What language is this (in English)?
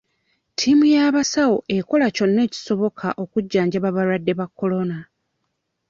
Ganda